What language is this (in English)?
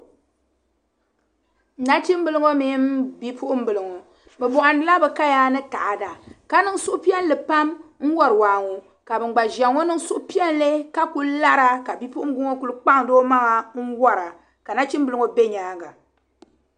Dagbani